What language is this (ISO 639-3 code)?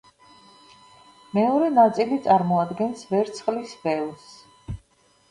kat